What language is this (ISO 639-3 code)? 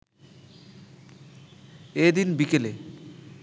ben